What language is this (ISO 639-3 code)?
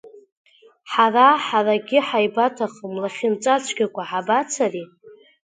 abk